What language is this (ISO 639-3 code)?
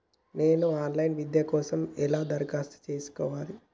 tel